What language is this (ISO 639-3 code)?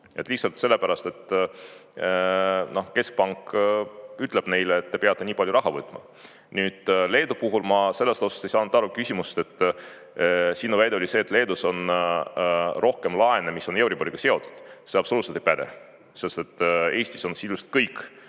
est